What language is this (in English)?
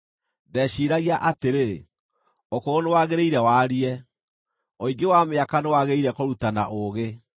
Kikuyu